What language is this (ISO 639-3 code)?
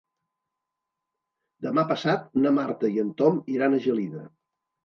cat